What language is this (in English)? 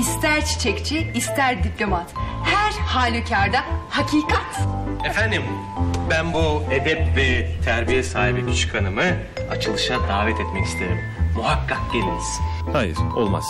Turkish